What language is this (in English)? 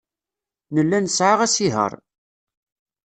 Kabyle